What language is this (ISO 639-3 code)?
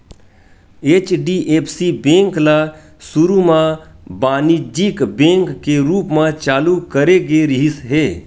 hne